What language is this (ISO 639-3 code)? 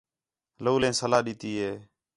xhe